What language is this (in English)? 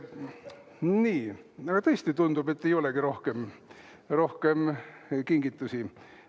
Estonian